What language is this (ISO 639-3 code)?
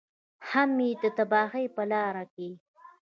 pus